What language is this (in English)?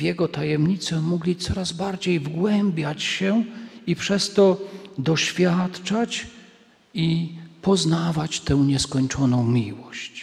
Polish